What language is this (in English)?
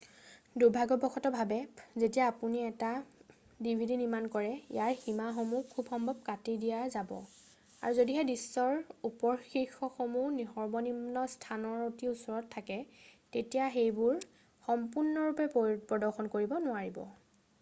Assamese